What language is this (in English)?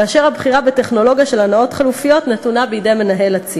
Hebrew